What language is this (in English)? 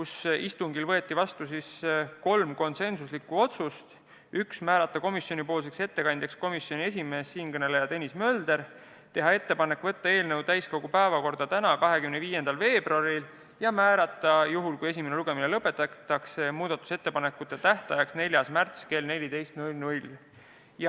Estonian